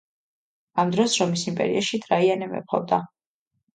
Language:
Georgian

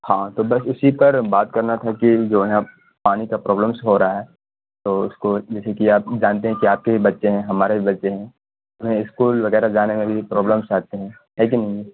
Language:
Urdu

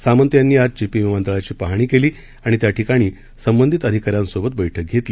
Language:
Marathi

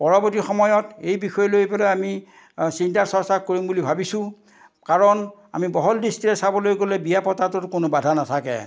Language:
Assamese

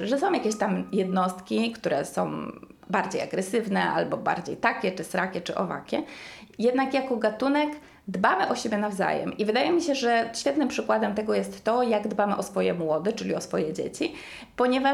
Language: Polish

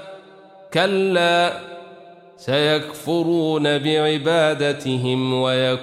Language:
Arabic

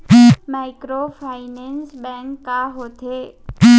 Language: Chhattisgarhi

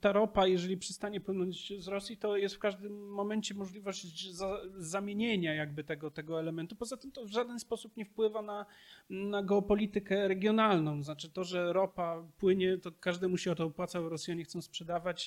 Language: Polish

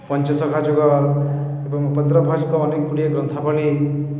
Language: Odia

